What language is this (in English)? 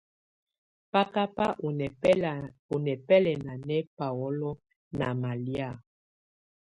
Tunen